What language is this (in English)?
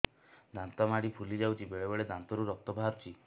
Odia